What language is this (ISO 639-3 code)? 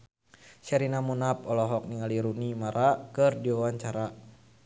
sun